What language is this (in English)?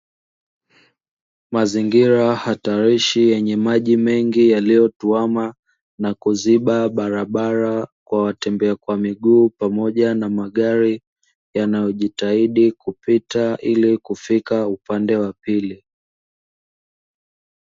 Swahili